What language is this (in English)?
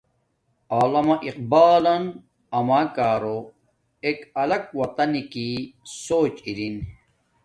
Domaaki